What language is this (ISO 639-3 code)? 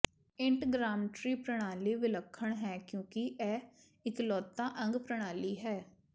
pan